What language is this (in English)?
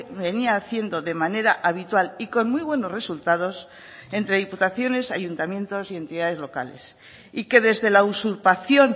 Spanish